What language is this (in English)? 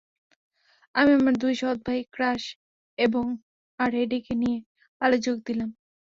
Bangla